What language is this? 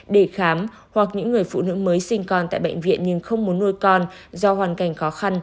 Vietnamese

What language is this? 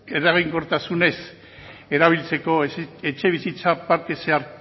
Basque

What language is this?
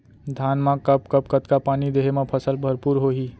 Chhattisgarhi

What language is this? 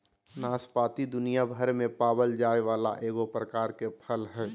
Magahi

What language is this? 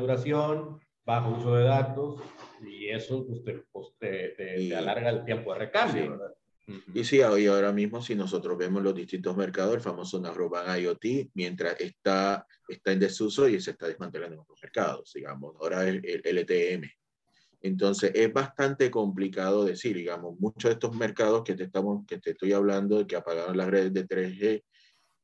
Spanish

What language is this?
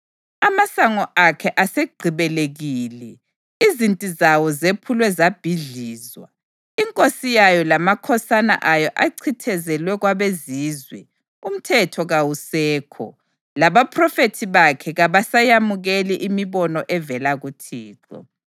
North Ndebele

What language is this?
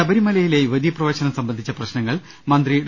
Malayalam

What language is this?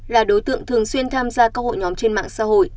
Vietnamese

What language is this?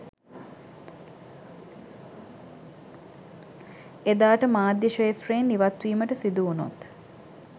Sinhala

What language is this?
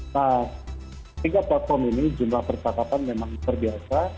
Indonesian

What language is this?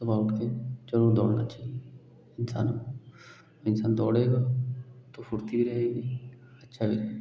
Hindi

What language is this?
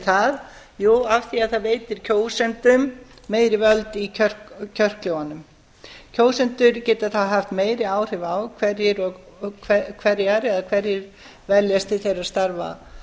Icelandic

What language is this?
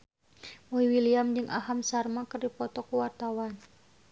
Sundanese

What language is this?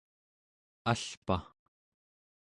Central Yupik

